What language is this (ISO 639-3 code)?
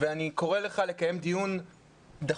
heb